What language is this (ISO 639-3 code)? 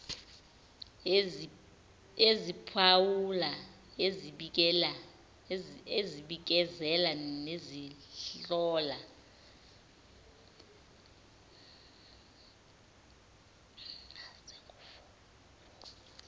zul